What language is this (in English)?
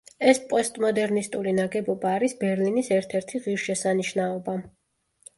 Georgian